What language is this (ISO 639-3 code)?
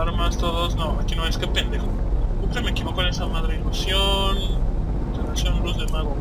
spa